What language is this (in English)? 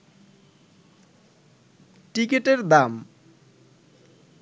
Bangla